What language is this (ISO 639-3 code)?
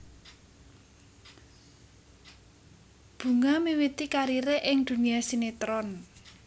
jav